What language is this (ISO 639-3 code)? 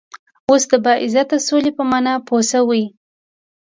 pus